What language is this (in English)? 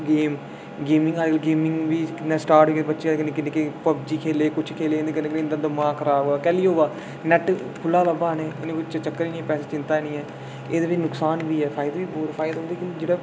Dogri